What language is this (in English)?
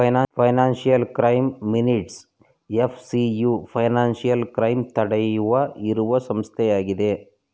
Kannada